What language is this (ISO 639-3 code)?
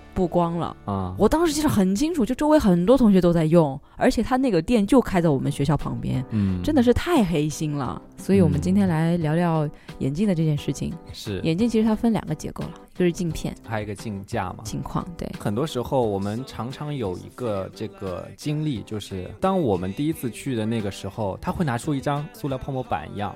zho